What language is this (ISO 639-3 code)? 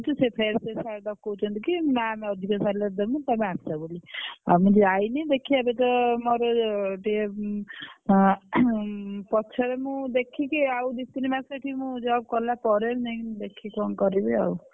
ori